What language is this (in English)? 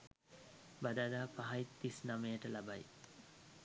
Sinhala